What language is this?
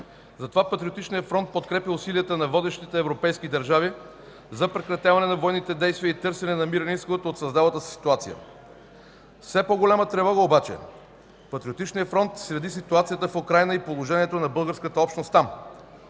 Bulgarian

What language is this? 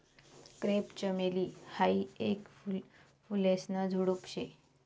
Marathi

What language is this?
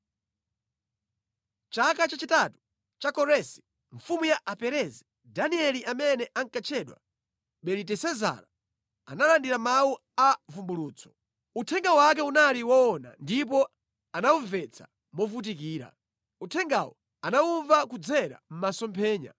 Nyanja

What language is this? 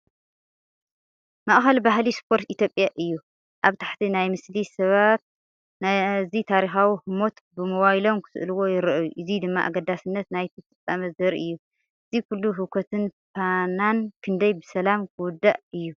Tigrinya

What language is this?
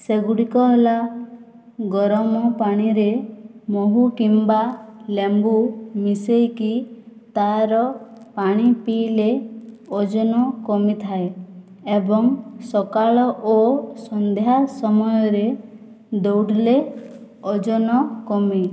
Odia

